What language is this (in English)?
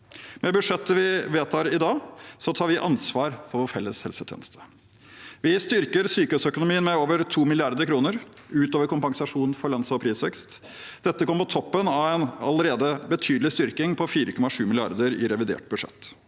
Norwegian